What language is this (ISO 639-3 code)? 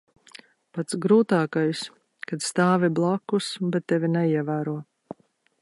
lav